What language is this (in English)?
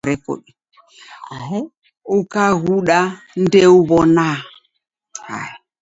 Taita